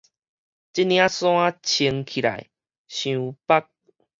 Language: Min Nan Chinese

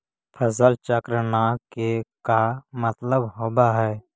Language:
Magahi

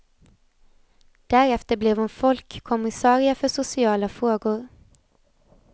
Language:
Swedish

